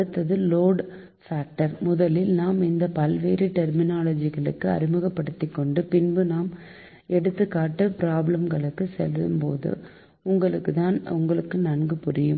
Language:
Tamil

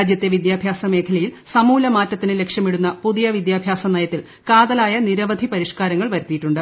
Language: Malayalam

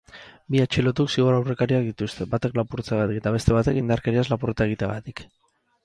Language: Basque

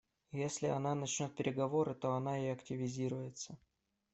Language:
Russian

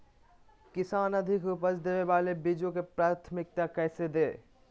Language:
Magahi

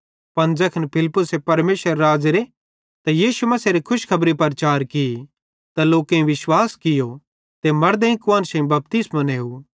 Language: Bhadrawahi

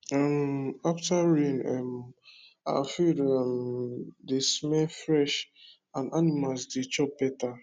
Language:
Nigerian Pidgin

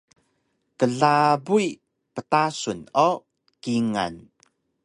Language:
Taroko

